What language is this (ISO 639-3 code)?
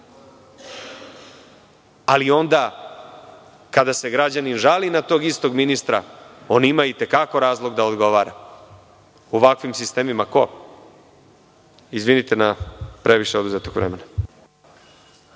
srp